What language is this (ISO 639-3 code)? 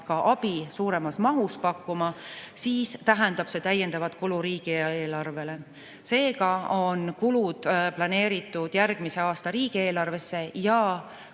est